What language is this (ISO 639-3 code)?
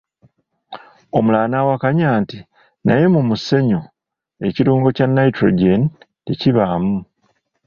lug